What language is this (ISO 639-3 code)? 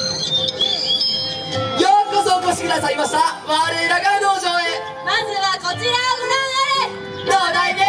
jpn